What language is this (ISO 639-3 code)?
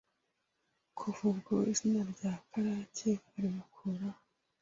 kin